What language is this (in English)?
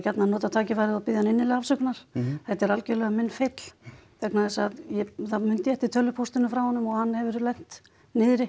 Icelandic